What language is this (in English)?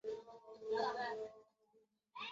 Chinese